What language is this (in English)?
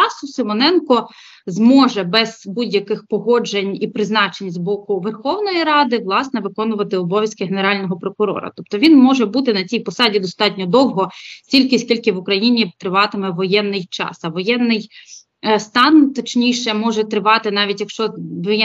Ukrainian